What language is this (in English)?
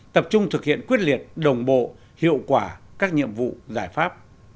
Vietnamese